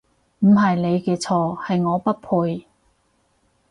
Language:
Cantonese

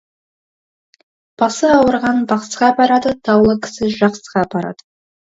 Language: Kazakh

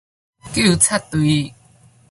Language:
Min Nan Chinese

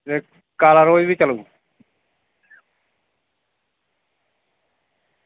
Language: Dogri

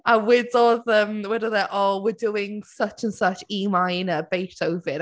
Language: Welsh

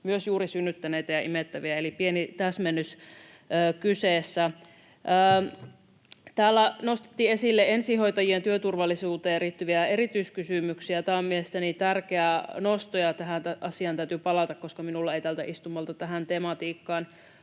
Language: Finnish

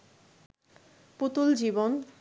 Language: Bangla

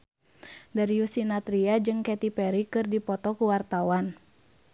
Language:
Sundanese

